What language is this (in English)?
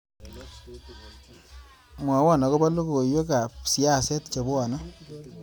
Kalenjin